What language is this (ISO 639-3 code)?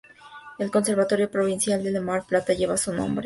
spa